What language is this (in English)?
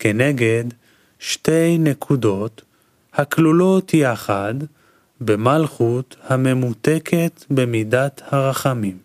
Hebrew